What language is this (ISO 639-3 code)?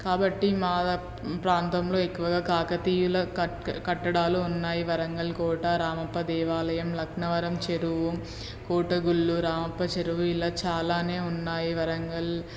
tel